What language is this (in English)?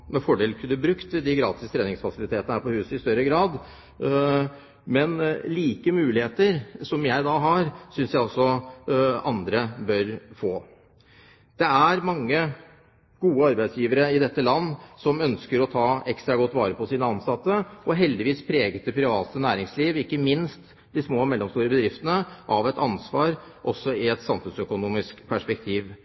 Norwegian Bokmål